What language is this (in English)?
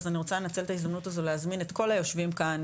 Hebrew